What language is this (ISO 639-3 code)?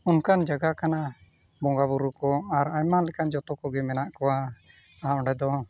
sat